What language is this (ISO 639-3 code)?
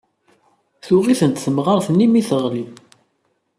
kab